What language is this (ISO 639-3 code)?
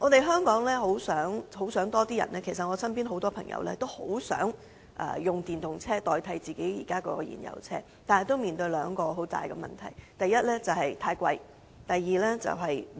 yue